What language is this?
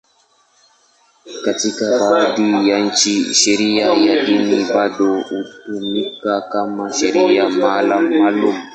Swahili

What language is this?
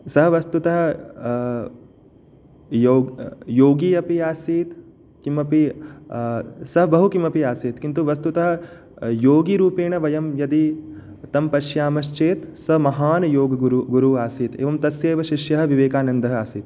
Sanskrit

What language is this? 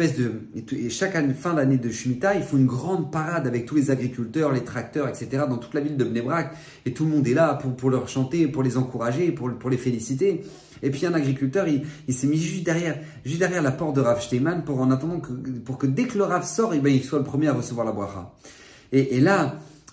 French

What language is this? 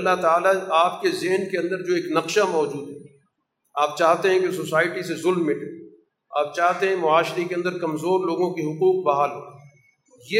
Urdu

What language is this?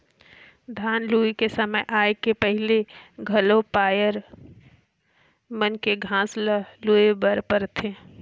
Chhattisgarhi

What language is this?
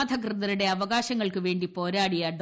Malayalam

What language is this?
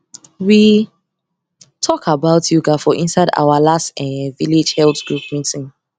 Nigerian Pidgin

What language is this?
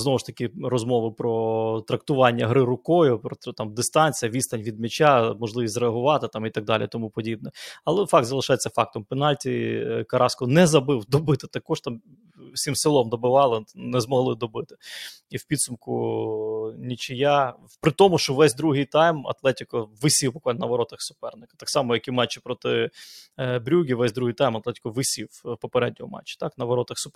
Ukrainian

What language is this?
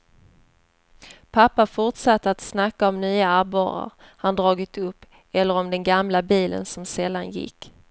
Swedish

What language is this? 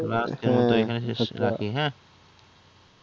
Bangla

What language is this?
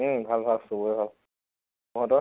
Assamese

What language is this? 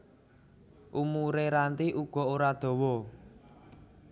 Javanese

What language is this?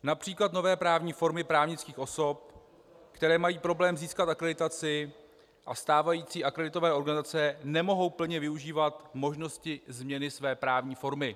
Czech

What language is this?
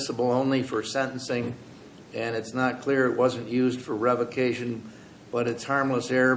English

